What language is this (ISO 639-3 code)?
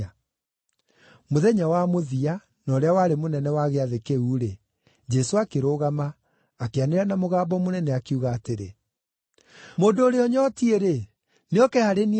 kik